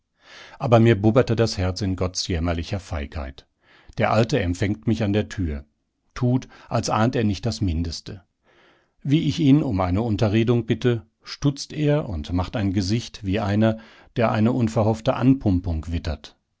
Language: German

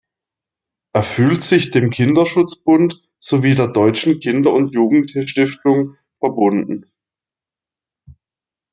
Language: German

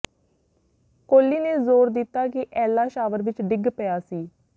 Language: Punjabi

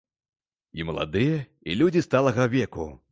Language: Belarusian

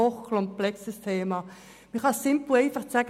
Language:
Swiss German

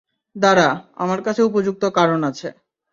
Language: Bangla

